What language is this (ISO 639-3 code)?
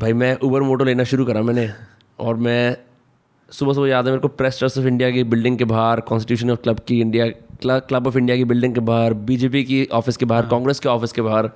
hin